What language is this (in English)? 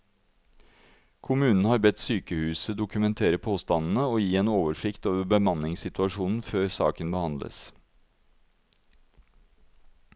Norwegian